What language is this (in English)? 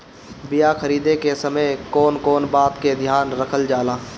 Bhojpuri